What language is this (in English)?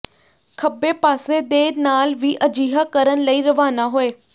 Punjabi